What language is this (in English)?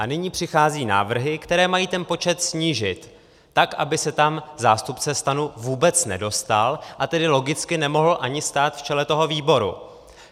Czech